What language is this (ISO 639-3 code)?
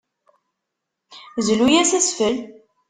kab